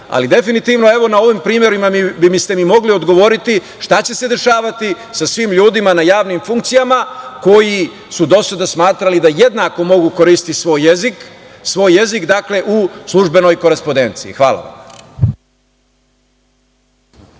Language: Serbian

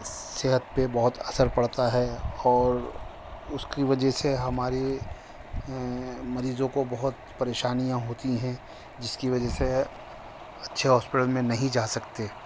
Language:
Urdu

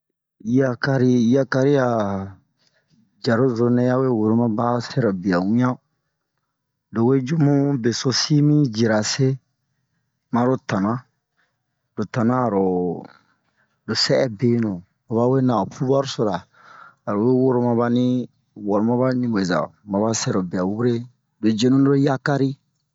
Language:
Bomu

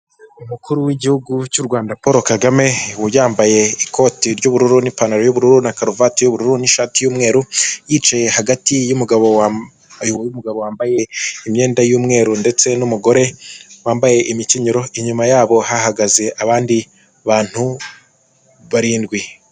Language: Kinyarwanda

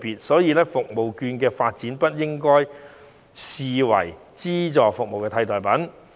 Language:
Cantonese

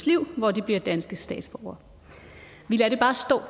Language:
Danish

